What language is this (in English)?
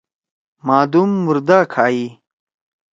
Torwali